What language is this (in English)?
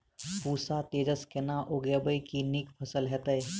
Maithili